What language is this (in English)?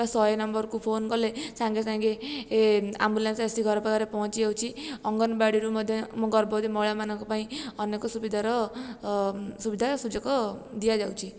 Odia